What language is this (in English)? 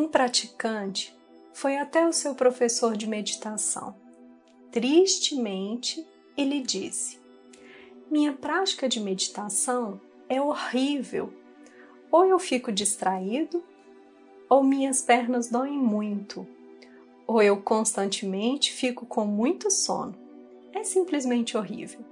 Portuguese